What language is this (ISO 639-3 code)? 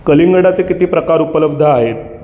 mar